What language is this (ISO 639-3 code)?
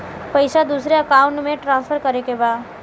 bho